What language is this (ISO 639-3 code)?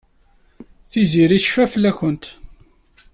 kab